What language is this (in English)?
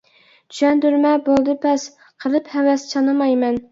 Uyghur